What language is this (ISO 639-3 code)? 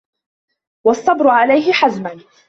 ara